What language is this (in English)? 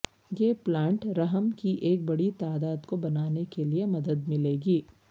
Urdu